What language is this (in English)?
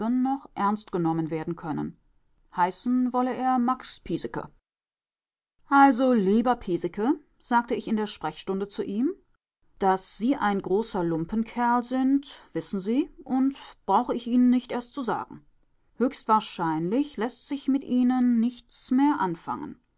German